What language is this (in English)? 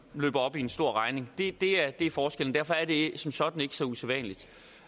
Danish